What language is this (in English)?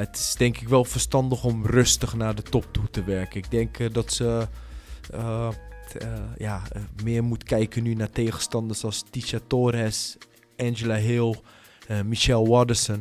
Dutch